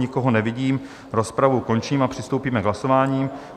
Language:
Czech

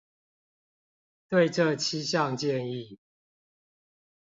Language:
Chinese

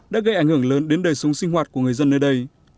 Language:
Vietnamese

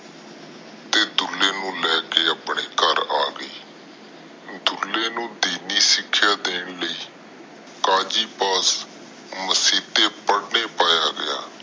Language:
Punjabi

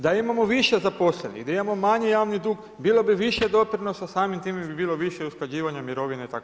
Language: Croatian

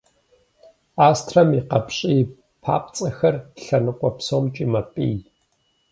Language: Kabardian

